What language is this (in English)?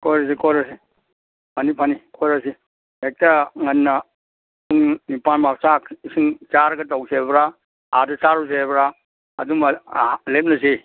Manipuri